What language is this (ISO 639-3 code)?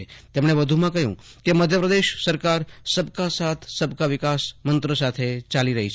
guj